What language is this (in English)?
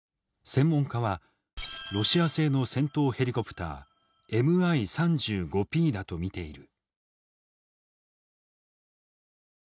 Japanese